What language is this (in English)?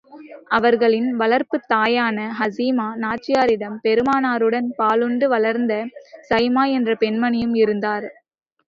Tamil